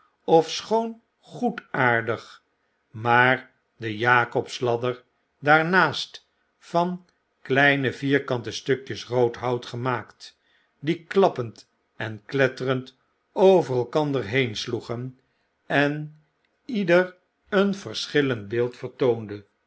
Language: Dutch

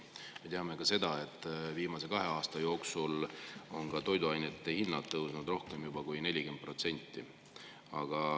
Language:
Estonian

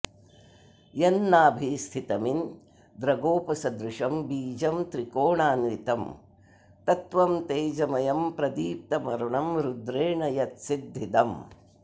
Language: Sanskrit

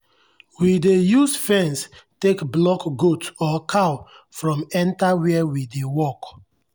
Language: Nigerian Pidgin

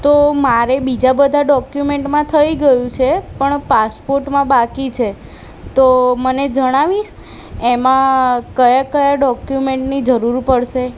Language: Gujarati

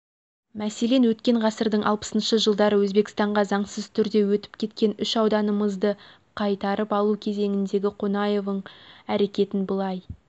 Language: Kazakh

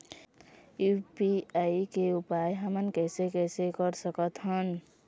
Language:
Chhattisgarhi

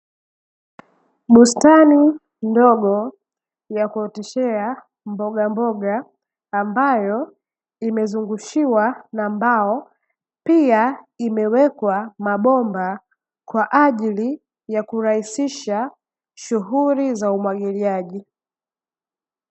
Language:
Swahili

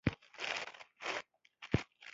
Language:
Pashto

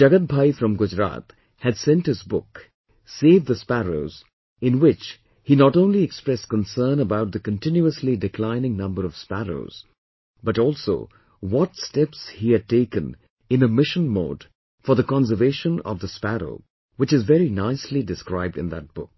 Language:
English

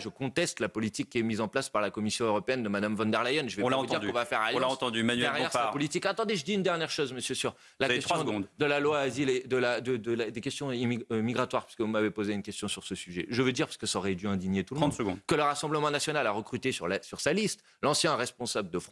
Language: French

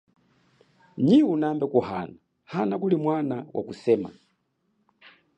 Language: Chokwe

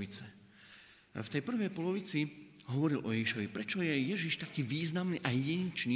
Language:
Slovak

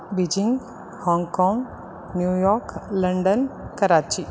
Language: Sanskrit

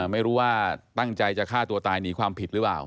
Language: Thai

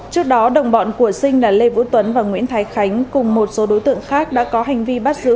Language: Vietnamese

